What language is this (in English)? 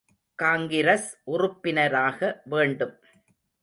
Tamil